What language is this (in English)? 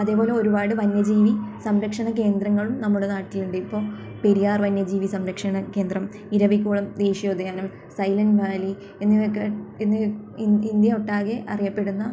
Malayalam